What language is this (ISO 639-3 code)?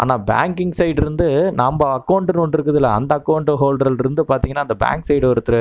tam